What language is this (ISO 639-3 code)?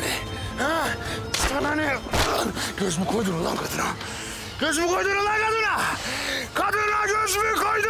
tur